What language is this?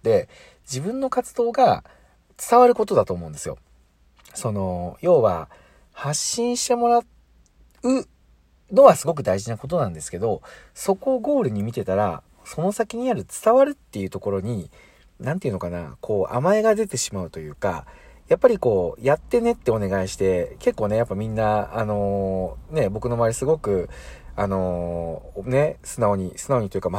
Japanese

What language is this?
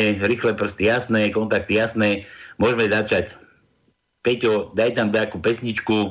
Slovak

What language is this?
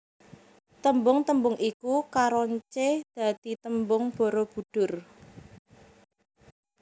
Javanese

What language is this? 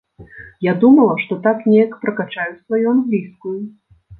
Belarusian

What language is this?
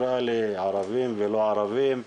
Hebrew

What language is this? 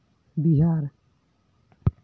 Santali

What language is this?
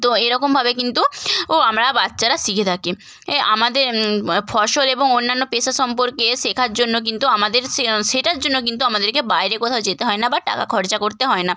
Bangla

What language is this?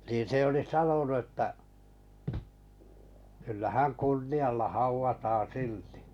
Finnish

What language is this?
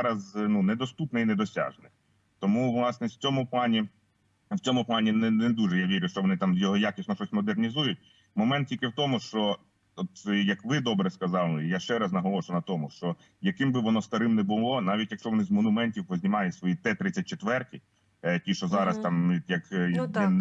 Ukrainian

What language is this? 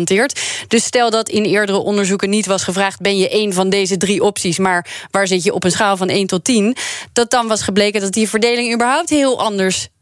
Dutch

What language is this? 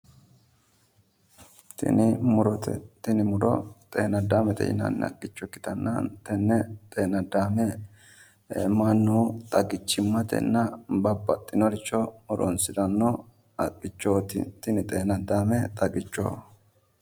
Sidamo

